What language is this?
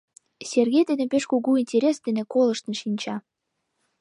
Mari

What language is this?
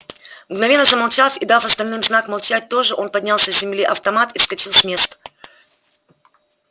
Russian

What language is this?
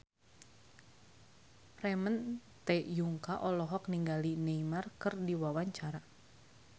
Sundanese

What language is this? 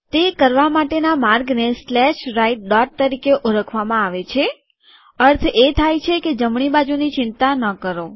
Gujarati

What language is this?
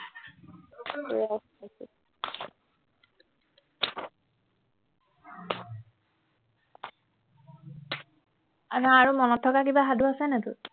Assamese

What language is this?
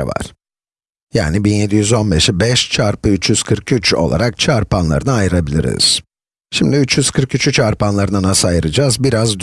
Turkish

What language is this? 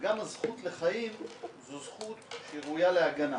Hebrew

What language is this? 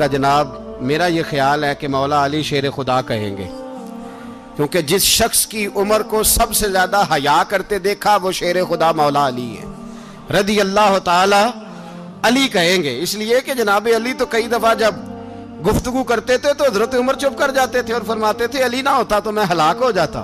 Urdu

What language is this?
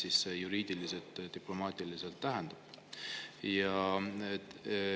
Estonian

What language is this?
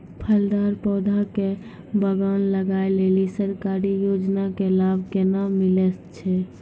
Maithili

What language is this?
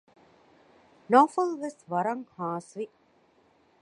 Divehi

